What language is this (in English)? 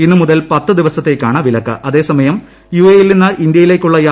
Malayalam